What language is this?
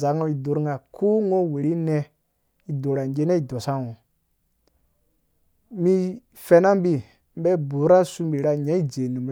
Dũya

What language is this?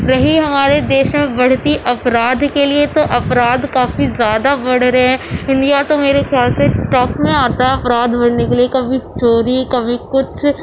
Urdu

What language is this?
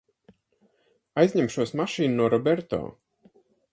Latvian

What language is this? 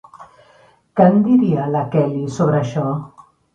Catalan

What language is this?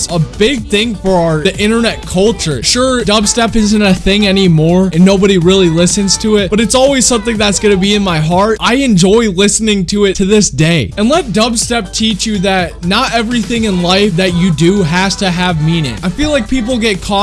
English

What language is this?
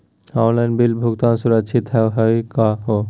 Magahi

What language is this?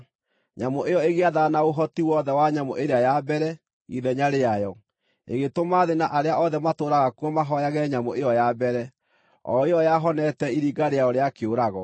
Kikuyu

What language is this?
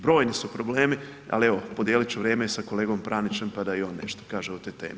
Croatian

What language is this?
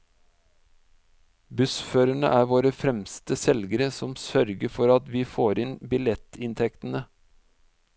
Norwegian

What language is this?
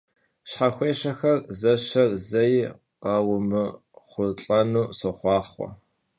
Kabardian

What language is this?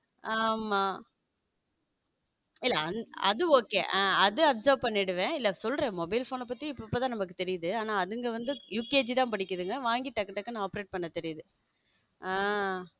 Tamil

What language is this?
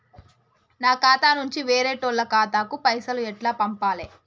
Telugu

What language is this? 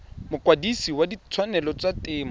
Tswana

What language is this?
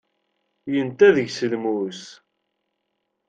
Kabyle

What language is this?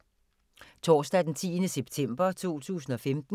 Danish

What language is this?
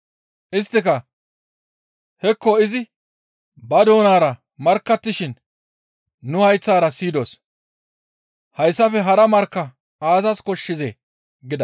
Gamo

